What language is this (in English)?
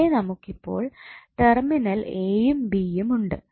Malayalam